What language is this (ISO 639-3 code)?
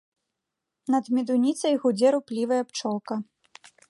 bel